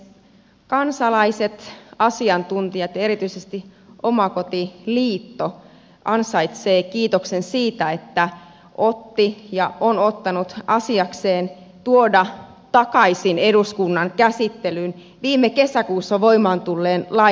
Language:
Finnish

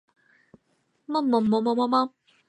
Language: Chinese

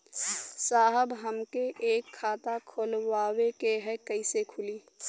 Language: Bhojpuri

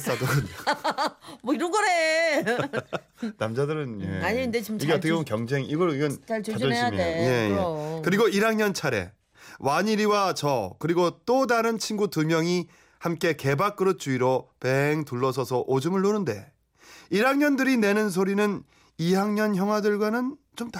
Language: Korean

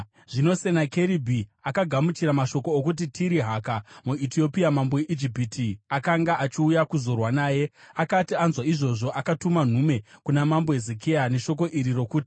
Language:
Shona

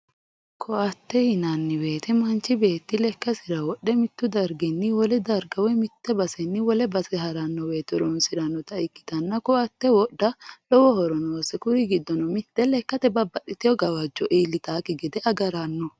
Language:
Sidamo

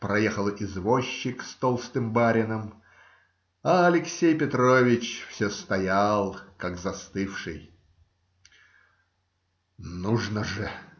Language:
Russian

